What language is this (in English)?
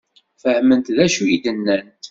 Kabyle